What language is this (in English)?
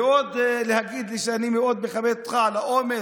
Hebrew